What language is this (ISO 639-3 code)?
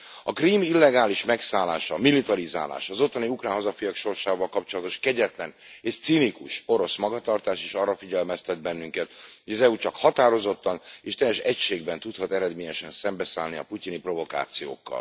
hun